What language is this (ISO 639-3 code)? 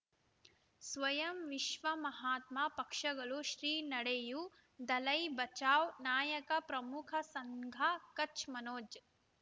kan